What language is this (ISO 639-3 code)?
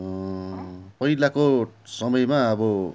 nep